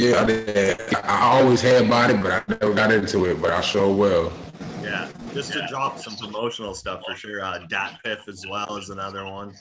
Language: English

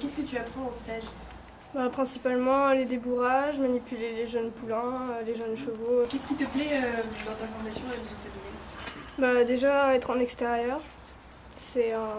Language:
French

